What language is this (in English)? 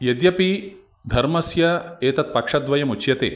Sanskrit